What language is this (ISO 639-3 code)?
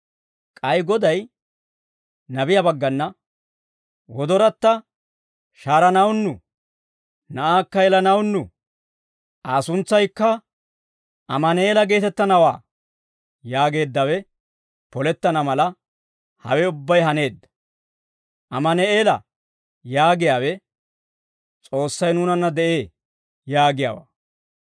dwr